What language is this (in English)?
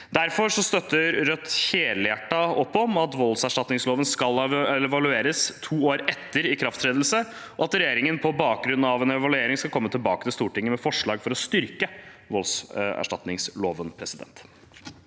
Norwegian